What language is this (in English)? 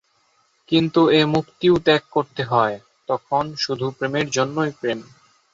Bangla